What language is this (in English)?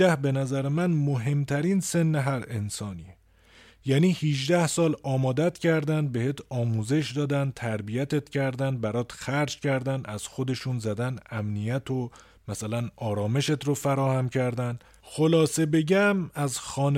Persian